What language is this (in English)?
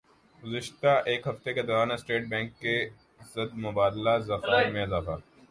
Urdu